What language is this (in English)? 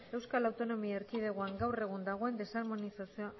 Basque